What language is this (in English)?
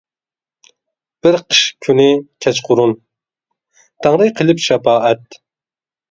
Uyghur